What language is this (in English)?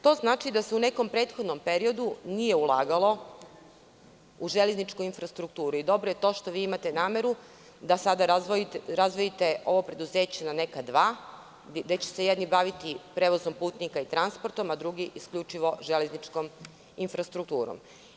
Serbian